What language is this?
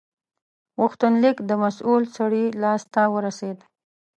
Pashto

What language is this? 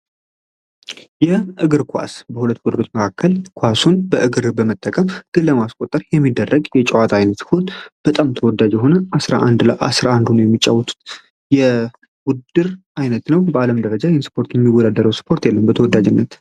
Amharic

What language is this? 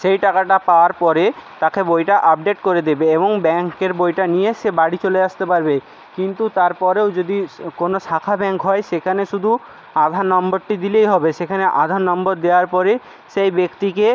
Bangla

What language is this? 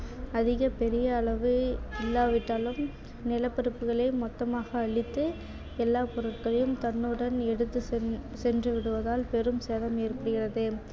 Tamil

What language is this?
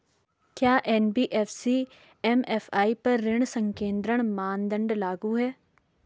Hindi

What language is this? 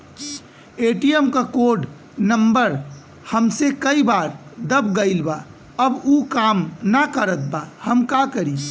Bhojpuri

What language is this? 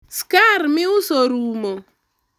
Luo (Kenya and Tanzania)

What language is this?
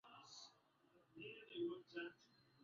Swahili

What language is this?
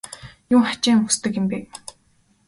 Mongolian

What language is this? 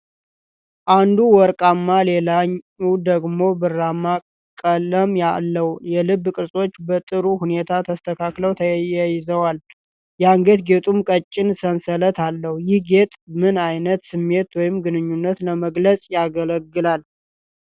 Amharic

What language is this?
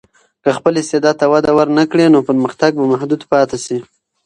Pashto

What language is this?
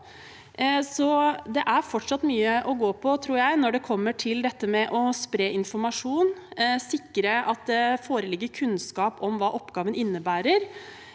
Norwegian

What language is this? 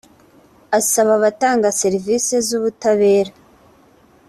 Kinyarwanda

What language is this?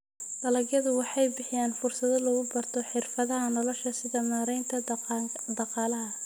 Somali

